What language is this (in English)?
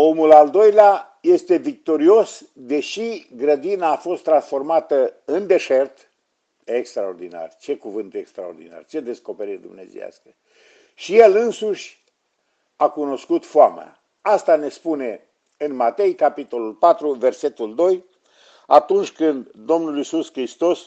Romanian